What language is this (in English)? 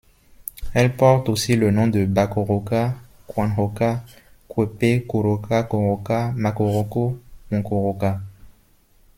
French